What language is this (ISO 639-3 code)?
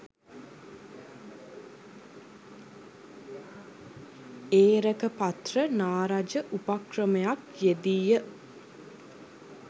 sin